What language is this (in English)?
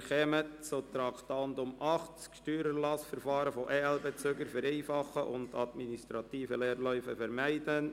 Swiss German